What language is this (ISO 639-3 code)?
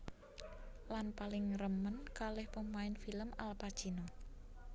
jav